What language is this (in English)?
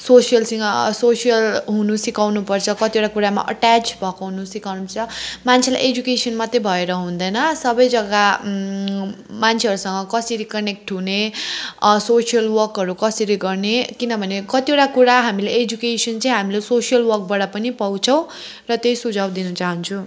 Nepali